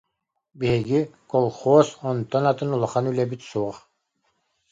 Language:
Yakut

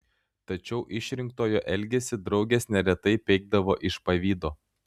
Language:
Lithuanian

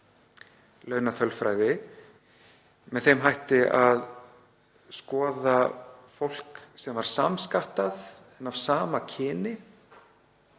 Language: Icelandic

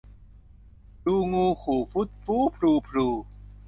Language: Thai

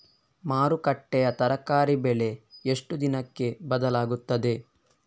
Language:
Kannada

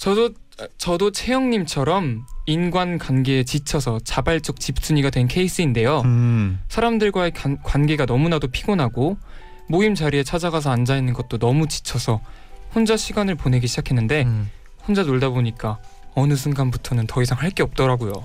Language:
Korean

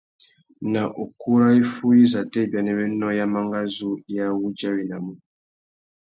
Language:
Tuki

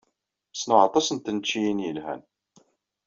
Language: Kabyle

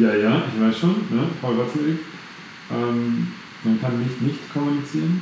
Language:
German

